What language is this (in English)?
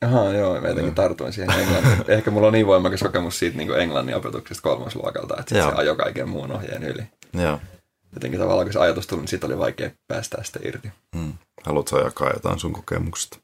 Finnish